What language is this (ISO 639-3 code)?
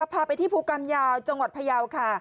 tha